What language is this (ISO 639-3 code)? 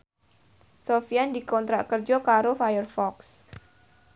jav